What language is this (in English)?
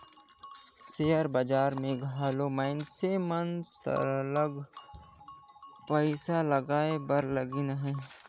Chhattisgarhi